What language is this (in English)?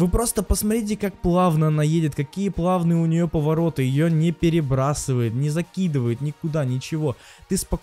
Russian